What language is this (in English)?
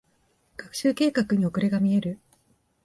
Japanese